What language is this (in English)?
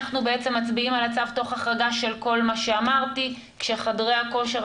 Hebrew